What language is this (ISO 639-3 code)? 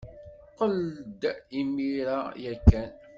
kab